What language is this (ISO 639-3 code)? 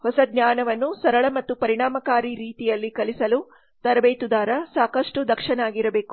kan